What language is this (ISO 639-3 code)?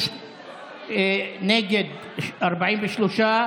heb